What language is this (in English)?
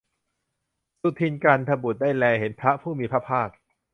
Thai